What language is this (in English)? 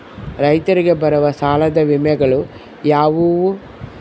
Kannada